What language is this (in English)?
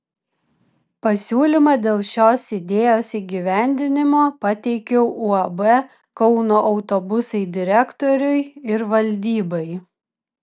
Lithuanian